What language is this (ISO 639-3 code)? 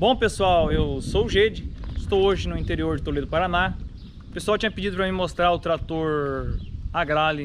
por